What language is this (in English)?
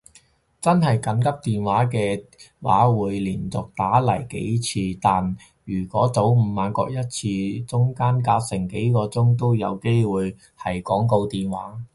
Cantonese